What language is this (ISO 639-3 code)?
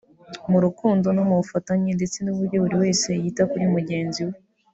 kin